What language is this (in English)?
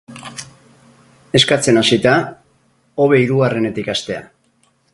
Basque